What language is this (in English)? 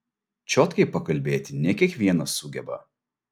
Lithuanian